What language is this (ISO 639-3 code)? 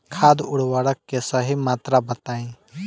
bho